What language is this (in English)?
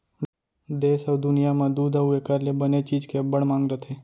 Chhattisgarhi